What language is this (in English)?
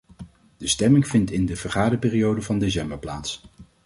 Dutch